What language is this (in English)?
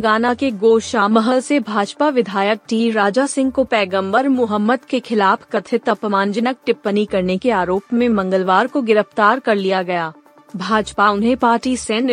Hindi